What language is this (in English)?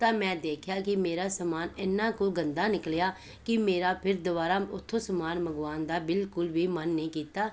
Punjabi